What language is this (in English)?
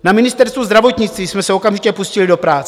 Czech